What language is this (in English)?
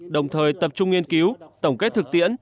Vietnamese